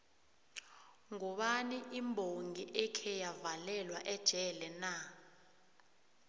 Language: South Ndebele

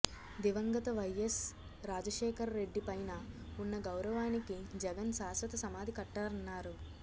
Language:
Telugu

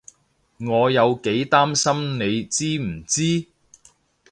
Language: Cantonese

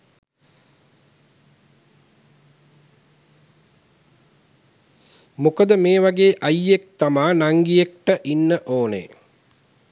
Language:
Sinhala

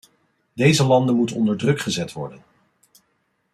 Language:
Dutch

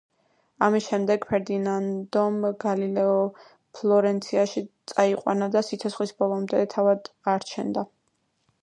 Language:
Georgian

